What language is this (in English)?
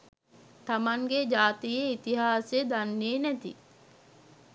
Sinhala